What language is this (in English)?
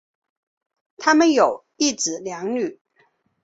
Chinese